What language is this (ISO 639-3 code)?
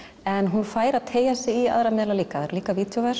isl